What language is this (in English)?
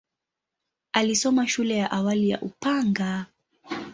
Swahili